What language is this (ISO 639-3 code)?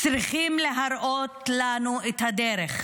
heb